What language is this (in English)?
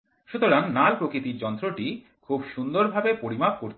Bangla